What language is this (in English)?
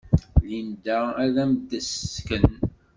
Kabyle